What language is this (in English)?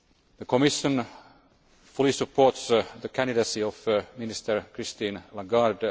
English